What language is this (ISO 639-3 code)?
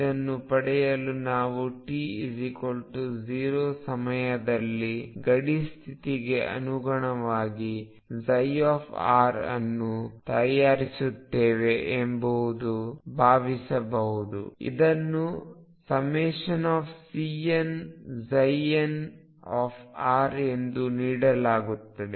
kan